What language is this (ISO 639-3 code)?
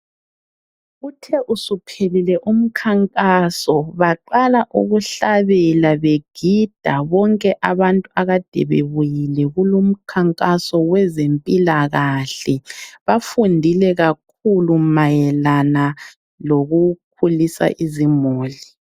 nde